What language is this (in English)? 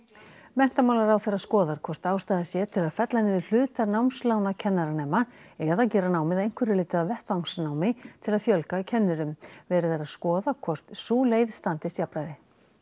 Icelandic